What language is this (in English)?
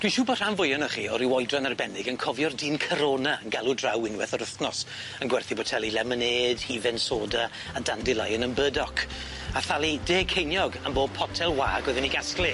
Welsh